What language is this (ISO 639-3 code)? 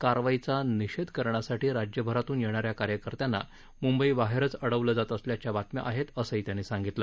mar